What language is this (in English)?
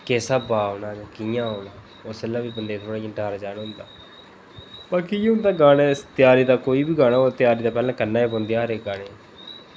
Dogri